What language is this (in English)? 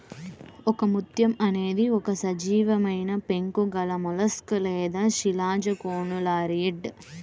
Telugu